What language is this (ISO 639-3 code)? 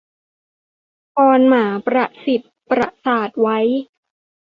tha